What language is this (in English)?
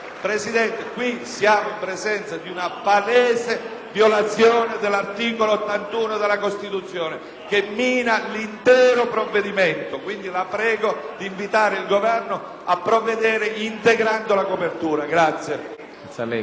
Italian